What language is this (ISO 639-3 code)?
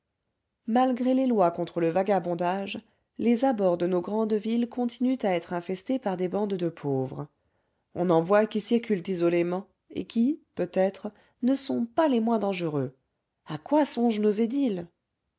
fra